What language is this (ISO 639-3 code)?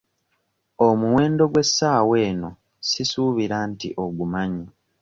lug